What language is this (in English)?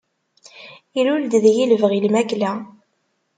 Kabyle